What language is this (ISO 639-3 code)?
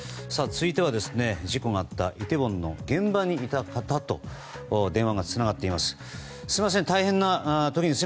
jpn